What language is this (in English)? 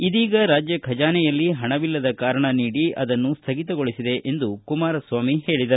Kannada